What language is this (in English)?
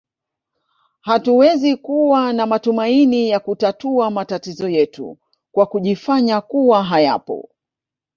Swahili